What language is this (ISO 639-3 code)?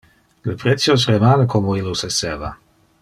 ina